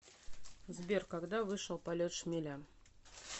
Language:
Russian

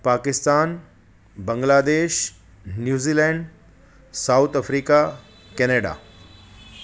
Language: Sindhi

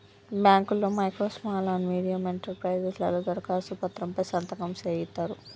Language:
Telugu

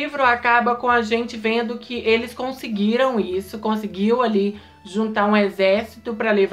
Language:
Portuguese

